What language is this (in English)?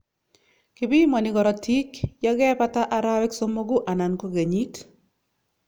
Kalenjin